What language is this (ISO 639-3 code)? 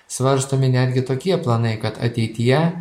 lit